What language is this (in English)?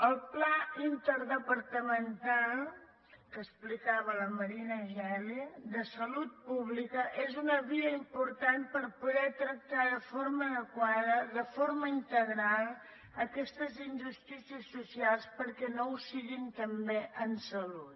Catalan